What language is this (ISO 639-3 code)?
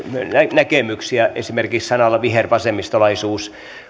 fin